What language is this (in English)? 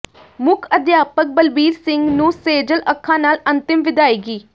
Punjabi